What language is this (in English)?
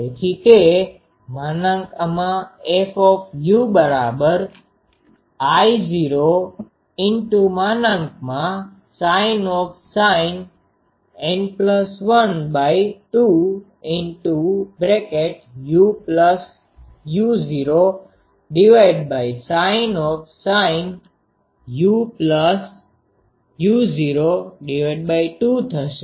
Gujarati